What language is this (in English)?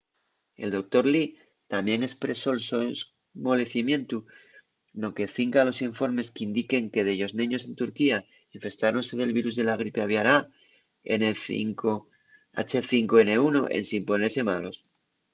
Asturian